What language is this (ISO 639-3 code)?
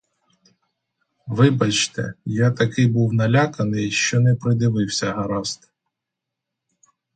ukr